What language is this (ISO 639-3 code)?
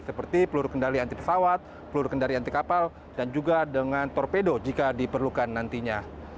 ind